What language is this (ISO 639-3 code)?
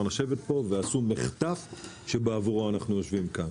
heb